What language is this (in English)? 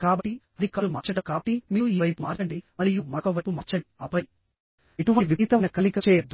Telugu